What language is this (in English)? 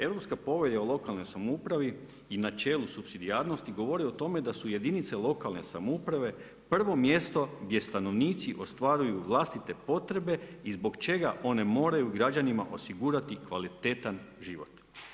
Croatian